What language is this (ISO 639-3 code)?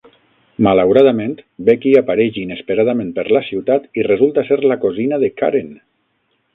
cat